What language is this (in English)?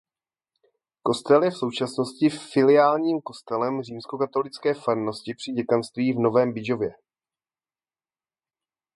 Czech